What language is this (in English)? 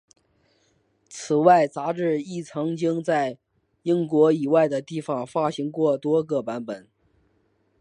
Chinese